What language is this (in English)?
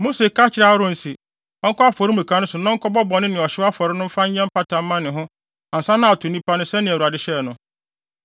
Akan